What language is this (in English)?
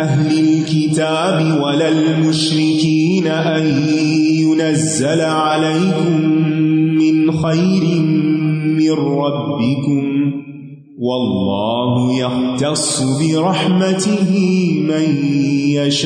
Urdu